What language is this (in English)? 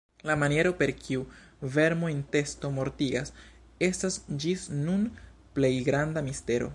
Esperanto